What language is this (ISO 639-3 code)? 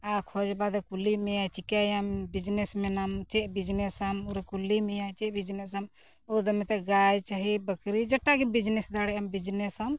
sat